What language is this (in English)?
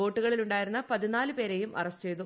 Malayalam